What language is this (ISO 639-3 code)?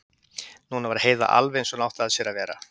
isl